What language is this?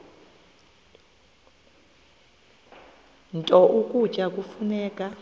Xhosa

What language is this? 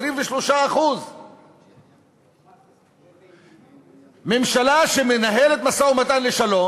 Hebrew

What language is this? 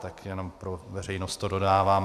Czech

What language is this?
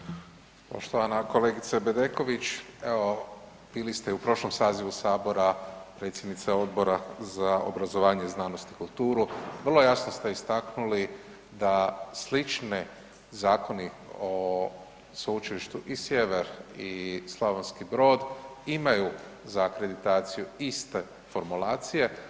Croatian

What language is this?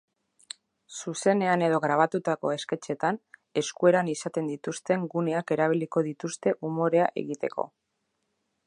Basque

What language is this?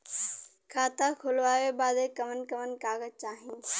Bhojpuri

